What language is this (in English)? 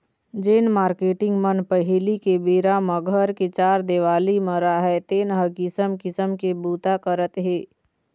Chhattisgarhi